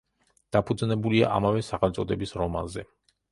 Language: Georgian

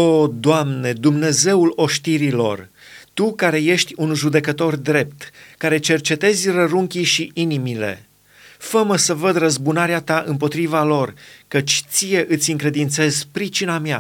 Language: Romanian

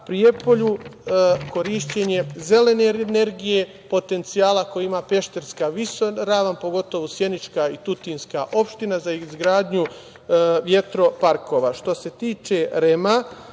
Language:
Serbian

